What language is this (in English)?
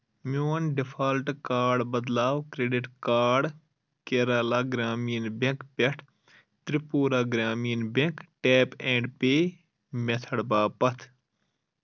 Kashmiri